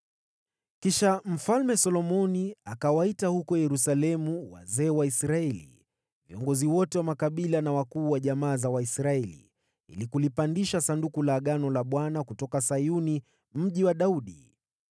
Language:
Swahili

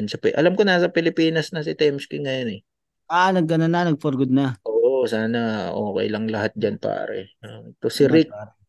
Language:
Filipino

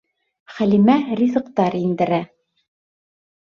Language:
Bashkir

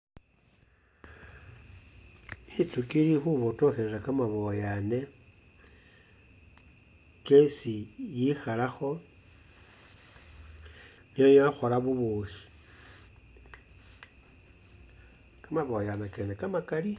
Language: Masaaba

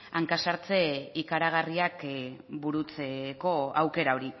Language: Basque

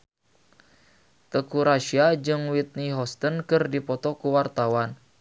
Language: Sundanese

